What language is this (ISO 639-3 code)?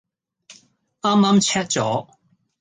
yue